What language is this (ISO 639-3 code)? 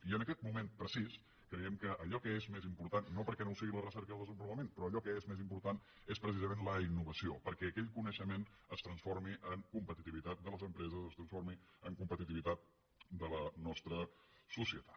cat